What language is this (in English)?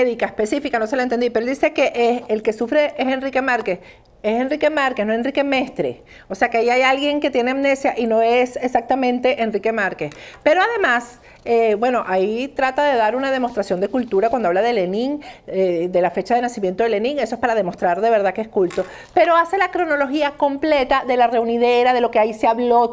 Spanish